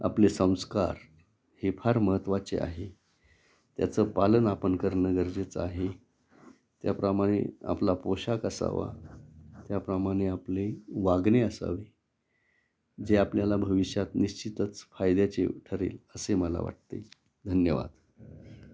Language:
Marathi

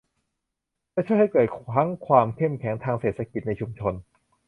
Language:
Thai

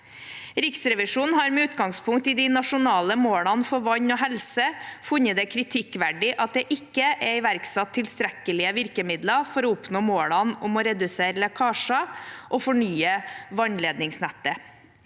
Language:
Norwegian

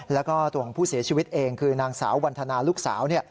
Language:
Thai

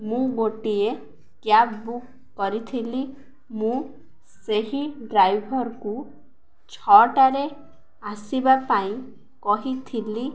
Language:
Odia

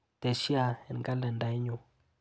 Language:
Kalenjin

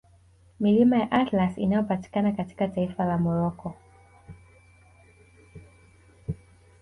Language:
Swahili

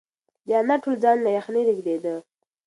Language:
Pashto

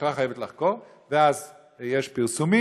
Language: Hebrew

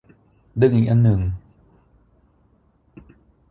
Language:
Thai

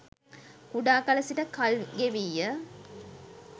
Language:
Sinhala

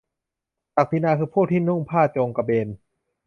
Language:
Thai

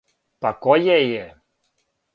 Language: Serbian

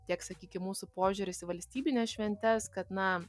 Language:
Lithuanian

